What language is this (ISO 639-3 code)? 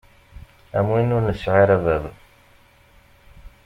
kab